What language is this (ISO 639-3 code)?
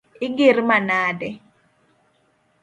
luo